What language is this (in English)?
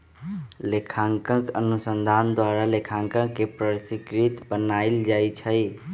Magahi